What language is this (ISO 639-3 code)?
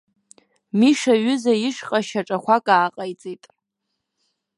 abk